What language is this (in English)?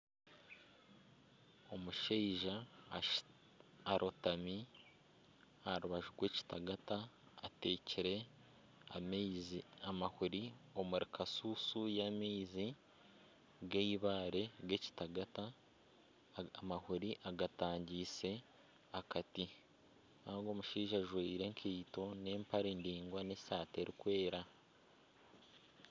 Nyankole